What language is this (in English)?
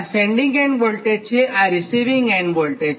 Gujarati